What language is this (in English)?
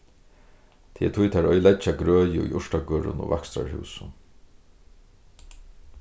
Faroese